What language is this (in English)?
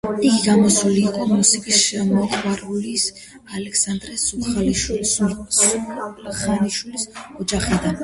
Georgian